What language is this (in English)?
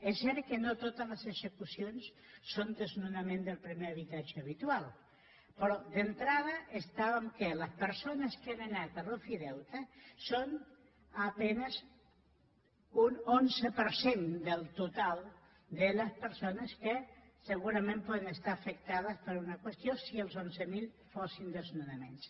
Catalan